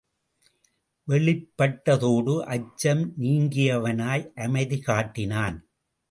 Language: Tamil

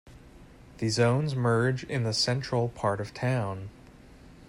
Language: English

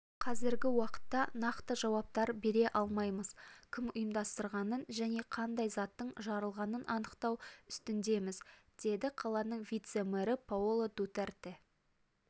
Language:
Kazakh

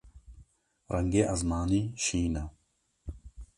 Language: Kurdish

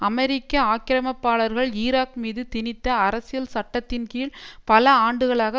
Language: Tamil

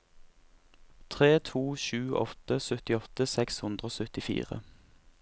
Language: Norwegian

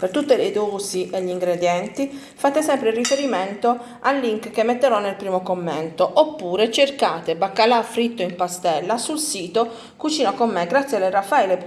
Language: Italian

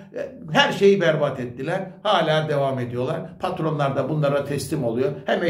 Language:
Turkish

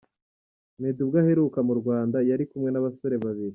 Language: Kinyarwanda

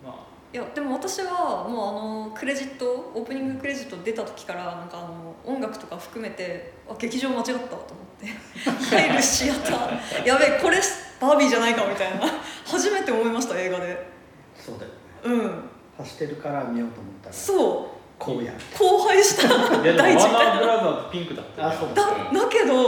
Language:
Japanese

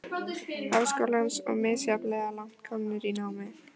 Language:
Icelandic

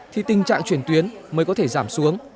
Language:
Vietnamese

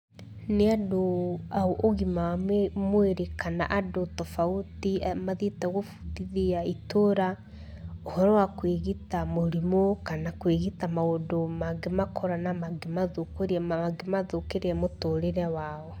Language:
Kikuyu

